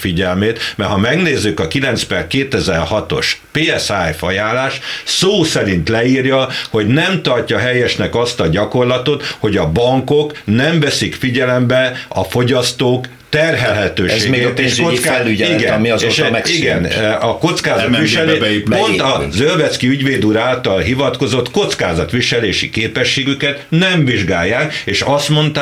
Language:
Hungarian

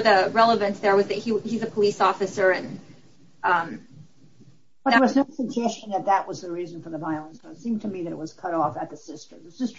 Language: English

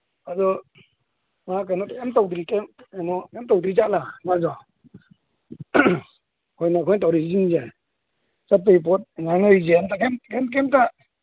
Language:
Manipuri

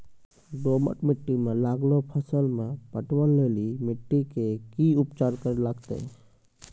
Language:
Maithili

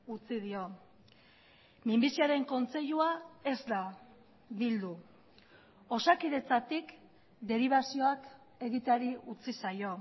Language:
Basque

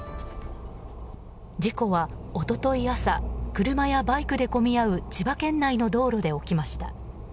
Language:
Japanese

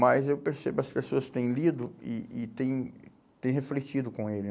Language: Portuguese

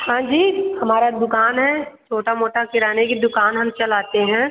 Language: Hindi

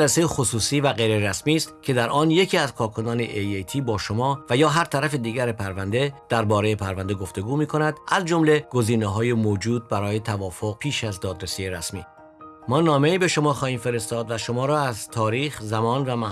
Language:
Persian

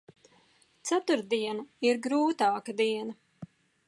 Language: Latvian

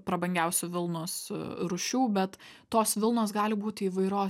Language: Lithuanian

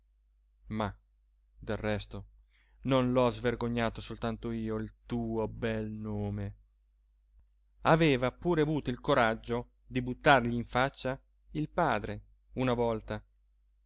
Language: Italian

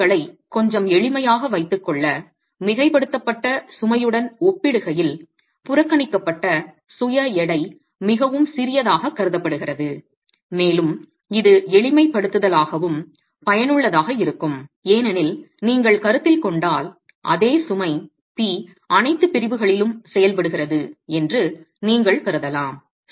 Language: Tamil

